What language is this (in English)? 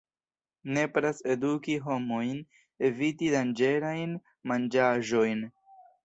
Esperanto